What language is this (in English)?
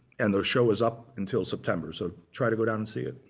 English